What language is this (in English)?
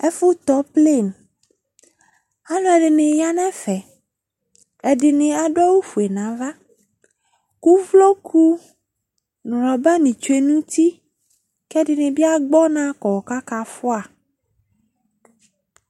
Ikposo